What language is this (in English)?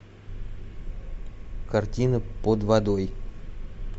Russian